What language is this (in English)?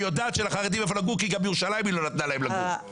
Hebrew